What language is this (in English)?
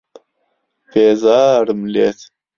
Central Kurdish